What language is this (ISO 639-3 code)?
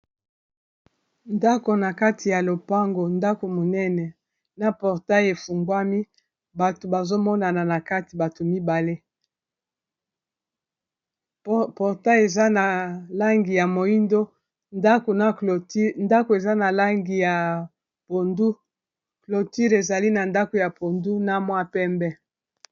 lin